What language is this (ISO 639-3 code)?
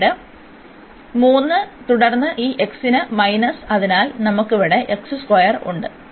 mal